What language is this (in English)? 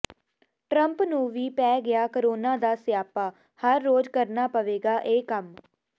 Punjabi